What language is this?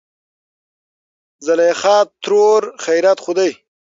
Pashto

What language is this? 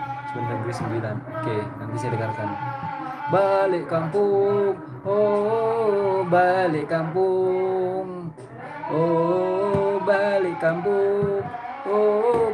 Indonesian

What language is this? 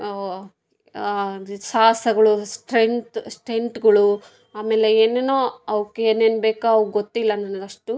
Kannada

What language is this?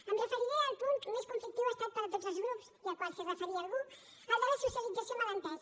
Catalan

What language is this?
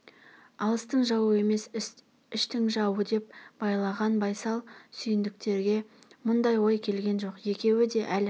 Kazakh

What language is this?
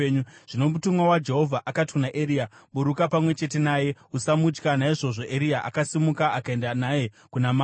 Shona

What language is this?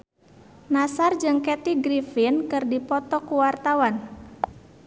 Sundanese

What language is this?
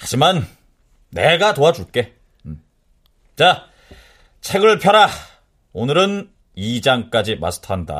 Korean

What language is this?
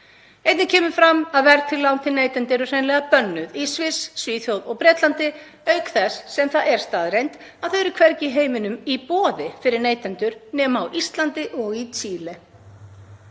Icelandic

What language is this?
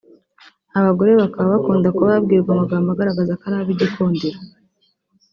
Kinyarwanda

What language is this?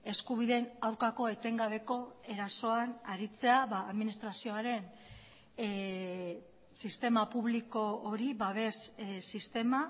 Basque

